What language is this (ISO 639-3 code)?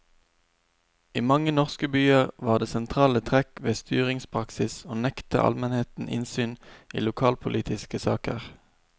nor